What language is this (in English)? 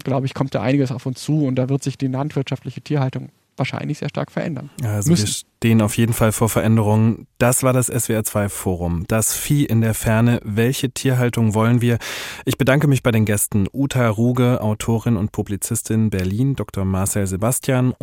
German